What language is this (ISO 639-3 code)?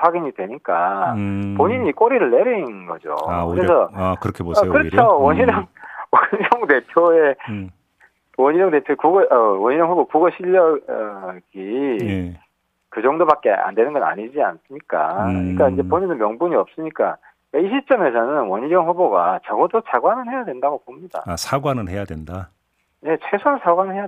kor